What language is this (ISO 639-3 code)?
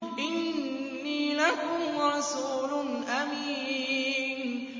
ara